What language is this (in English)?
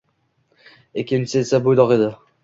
Uzbek